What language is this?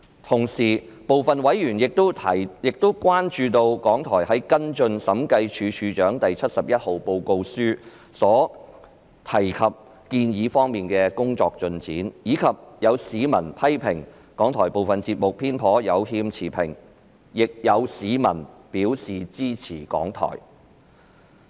Cantonese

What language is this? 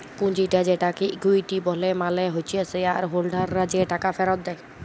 Bangla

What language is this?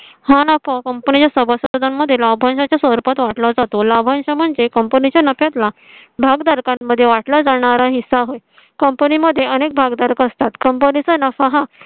Marathi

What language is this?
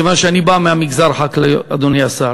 Hebrew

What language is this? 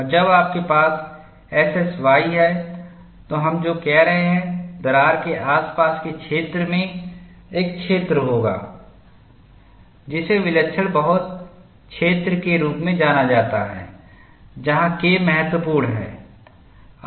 Hindi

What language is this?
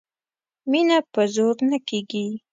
Pashto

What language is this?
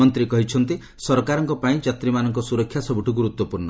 Odia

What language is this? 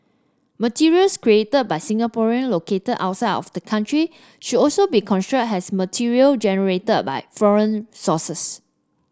English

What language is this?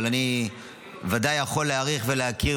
Hebrew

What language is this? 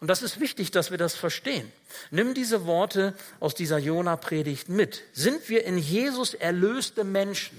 German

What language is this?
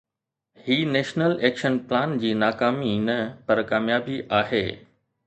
Sindhi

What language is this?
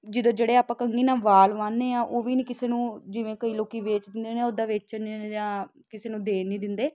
Punjabi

